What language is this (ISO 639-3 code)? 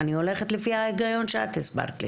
heb